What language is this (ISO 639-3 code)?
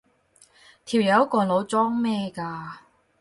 yue